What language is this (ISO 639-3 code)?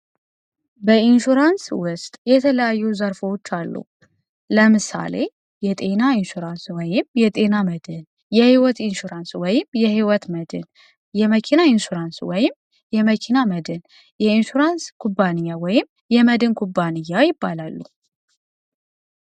amh